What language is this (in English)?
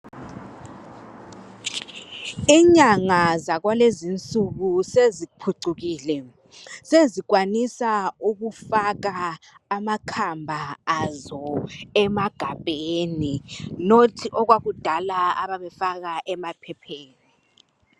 North Ndebele